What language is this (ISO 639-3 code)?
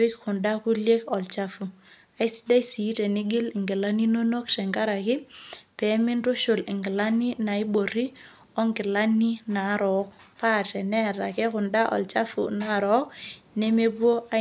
mas